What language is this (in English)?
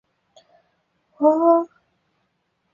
Chinese